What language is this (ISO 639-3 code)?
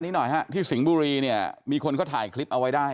tha